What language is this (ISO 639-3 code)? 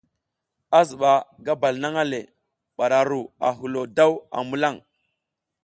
giz